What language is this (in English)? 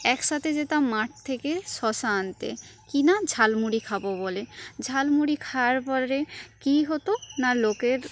Bangla